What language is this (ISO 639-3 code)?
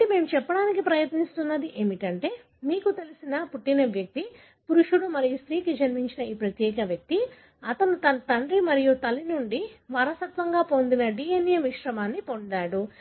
tel